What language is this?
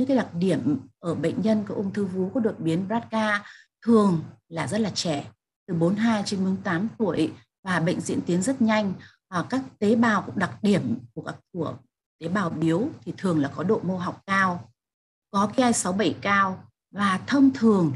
Vietnamese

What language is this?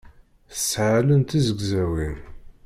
Kabyle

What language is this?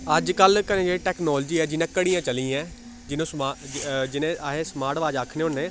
Dogri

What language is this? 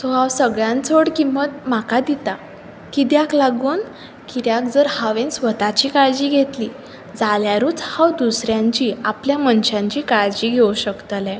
Konkani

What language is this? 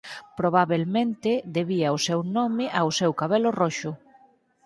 Galician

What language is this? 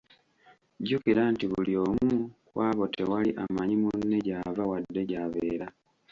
Ganda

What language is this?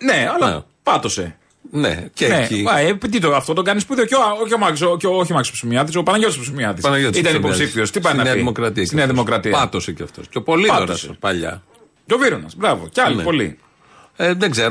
Greek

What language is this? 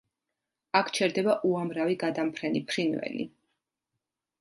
Georgian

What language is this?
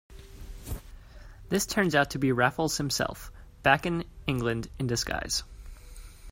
English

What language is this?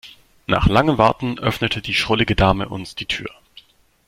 German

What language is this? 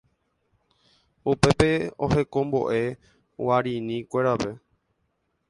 Guarani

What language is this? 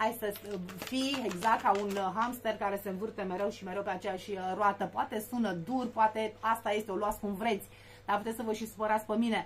Romanian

